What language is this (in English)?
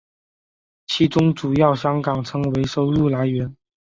Chinese